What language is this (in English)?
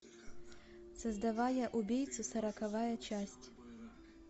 Russian